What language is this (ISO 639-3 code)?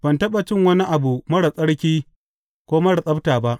hau